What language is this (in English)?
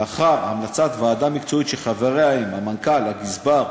Hebrew